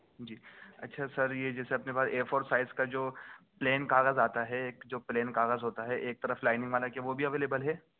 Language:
Urdu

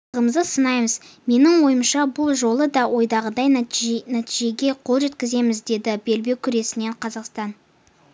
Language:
Kazakh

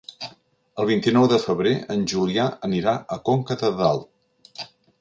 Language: Catalan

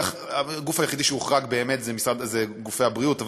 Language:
Hebrew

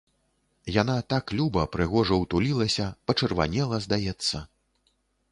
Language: Belarusian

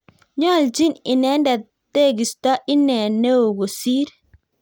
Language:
Kalenjin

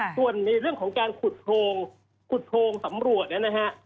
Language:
Thai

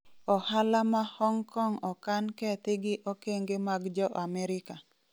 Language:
Luo (Kenya and Tanzania)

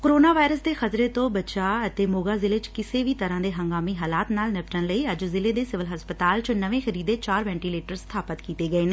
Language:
Punjabi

